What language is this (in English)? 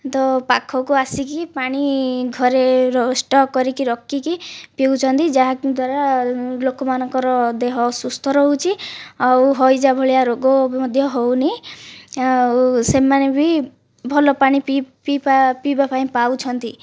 Odia